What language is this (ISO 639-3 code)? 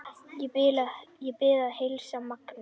isl